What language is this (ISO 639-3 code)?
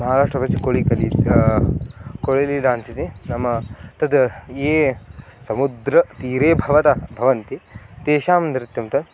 san